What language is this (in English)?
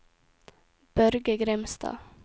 Norwegian